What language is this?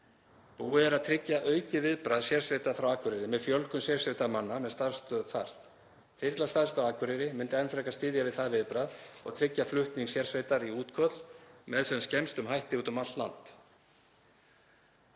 Icelandic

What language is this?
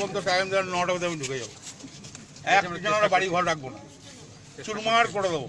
Indonesian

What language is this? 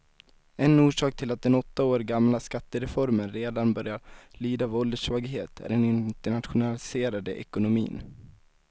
Swedish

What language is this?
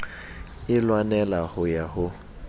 Southern Sotho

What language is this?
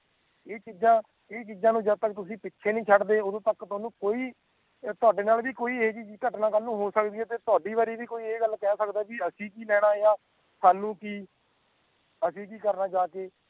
Punjabi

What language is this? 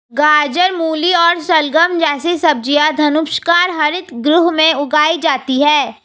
Hindi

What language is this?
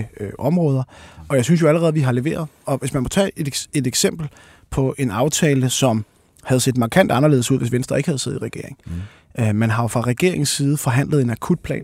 Danish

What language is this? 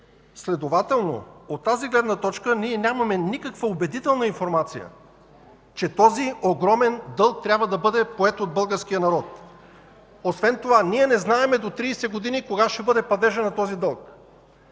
Bulgarian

